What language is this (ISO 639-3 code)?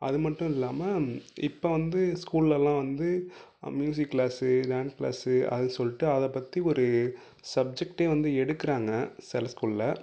tam